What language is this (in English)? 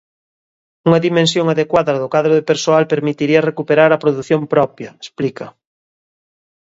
Galician